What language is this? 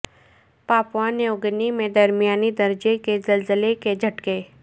Urdu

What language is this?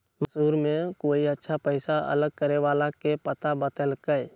Magahi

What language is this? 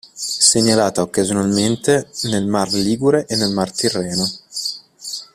Italian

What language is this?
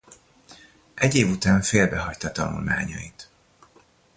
Hungarian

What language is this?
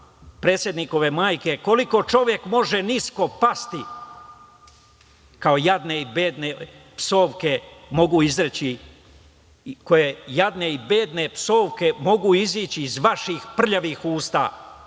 Serbian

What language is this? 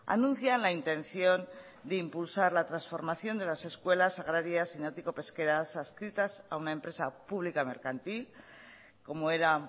Spanish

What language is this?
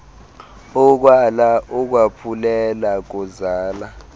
Xhosa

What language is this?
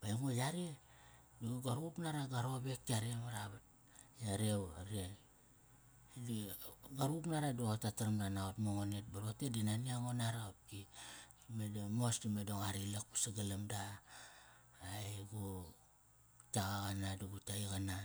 Kairak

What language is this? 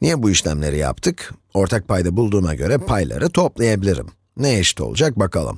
Turkish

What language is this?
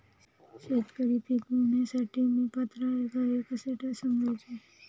Marathi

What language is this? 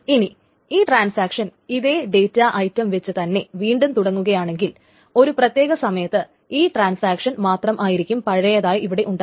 Malayalam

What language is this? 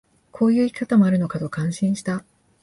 Japanese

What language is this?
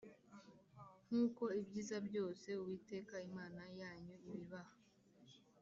Kinyarwanda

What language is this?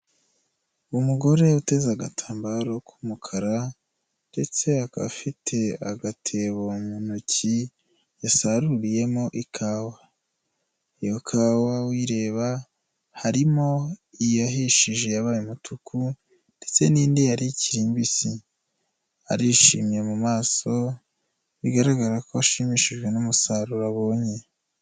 Kinyarwanda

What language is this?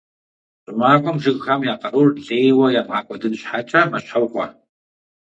Kabardian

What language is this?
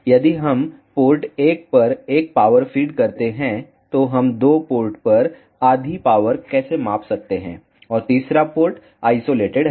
Hindi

